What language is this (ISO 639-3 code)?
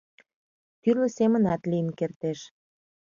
chm